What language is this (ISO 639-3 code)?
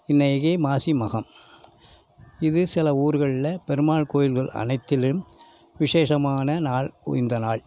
tam